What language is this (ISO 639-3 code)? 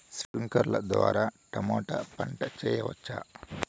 tel